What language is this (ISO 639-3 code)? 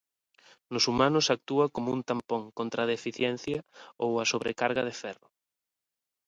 glg